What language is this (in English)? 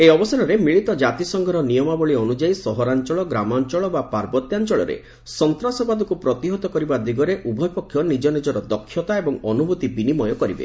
Odia